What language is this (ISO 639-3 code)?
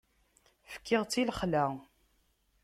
kab